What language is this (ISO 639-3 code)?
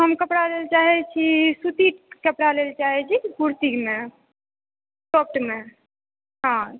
mai